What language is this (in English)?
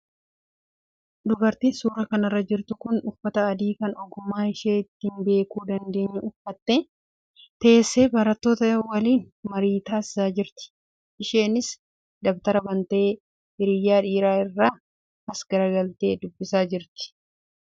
Oromo